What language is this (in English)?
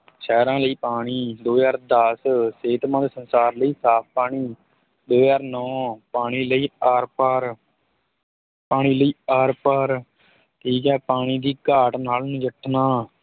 Punjabi